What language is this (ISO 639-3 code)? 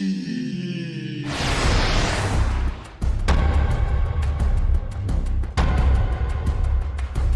eng